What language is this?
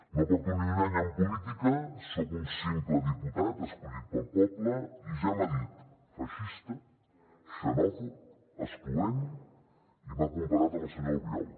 Catalan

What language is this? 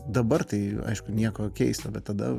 Lithuanian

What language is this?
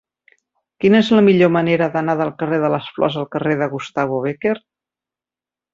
Catalan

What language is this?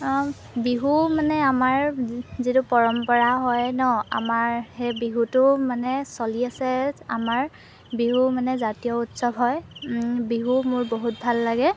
Assamese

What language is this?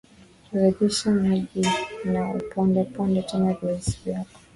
Swahili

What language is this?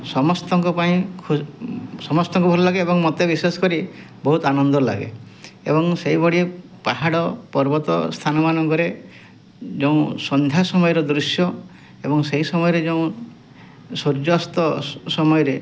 Odia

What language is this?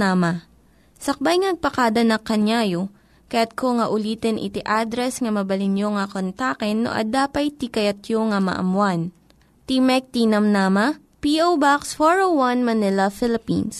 Filipino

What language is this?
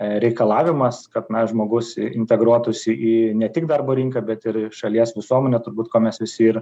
Lithuanian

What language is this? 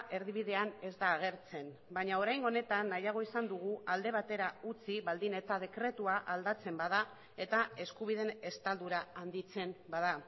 Basque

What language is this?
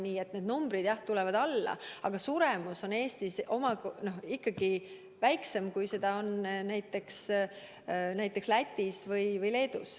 Estonian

